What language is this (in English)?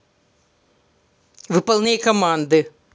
Russian